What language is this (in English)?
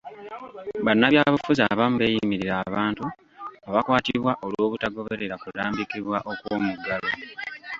Ganda